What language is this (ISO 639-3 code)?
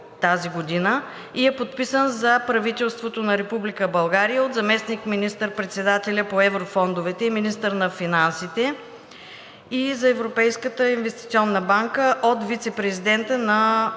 bul